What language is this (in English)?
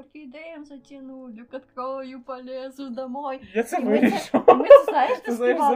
Ukrainian